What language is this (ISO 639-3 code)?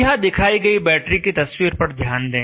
hin